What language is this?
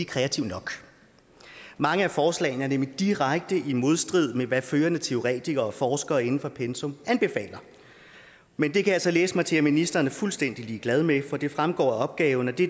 Danish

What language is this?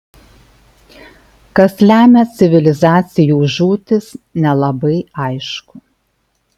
Lithuanian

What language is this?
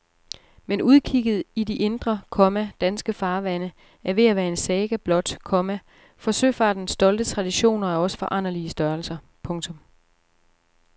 Danish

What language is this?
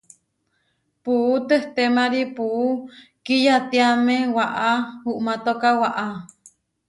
Huarijio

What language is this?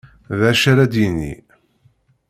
Kabyle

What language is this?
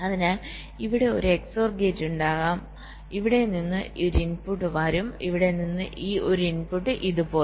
Malayalam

